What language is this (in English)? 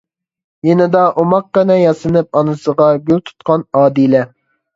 Uyghur